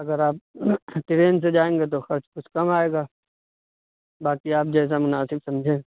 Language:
Urdu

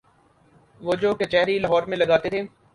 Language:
Urdu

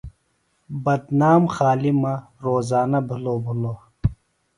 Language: Phalura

